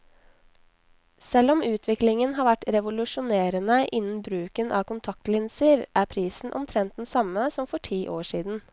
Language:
Norwegian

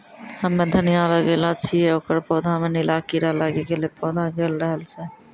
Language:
Maithili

